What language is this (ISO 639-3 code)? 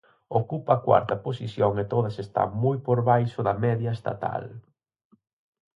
glg